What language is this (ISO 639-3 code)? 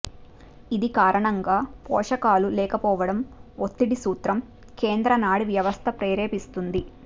tel